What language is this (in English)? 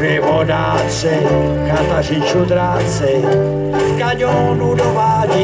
Czech